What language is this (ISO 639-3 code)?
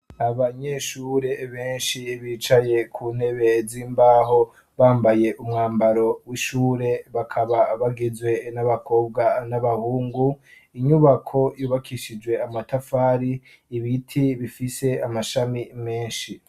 run